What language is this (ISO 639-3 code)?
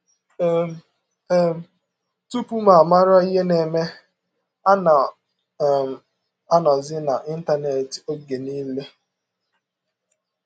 ibo